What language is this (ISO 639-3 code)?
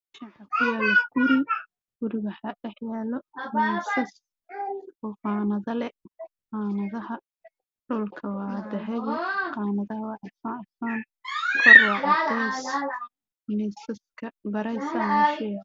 som